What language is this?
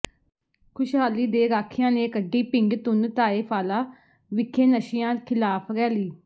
Punjabi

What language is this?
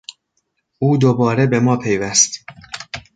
Persian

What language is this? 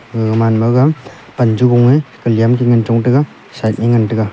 Wancho Naga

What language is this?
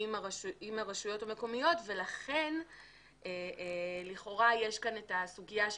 Hebrew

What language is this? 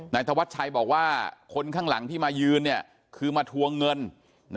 Thai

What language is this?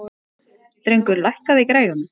Icelandic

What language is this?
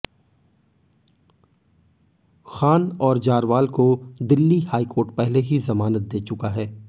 Hindi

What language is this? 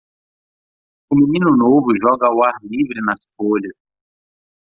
Portuguese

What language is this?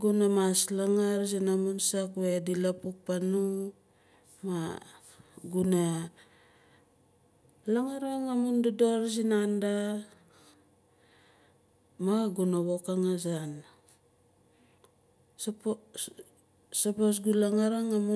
Nalik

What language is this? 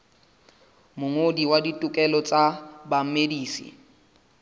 Southern Sotho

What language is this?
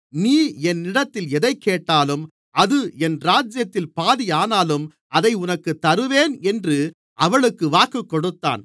Tamil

